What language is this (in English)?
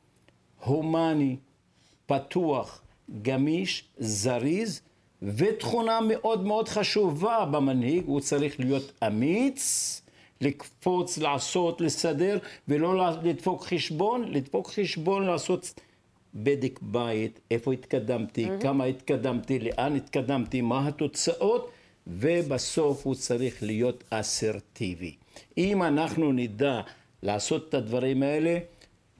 Hebrew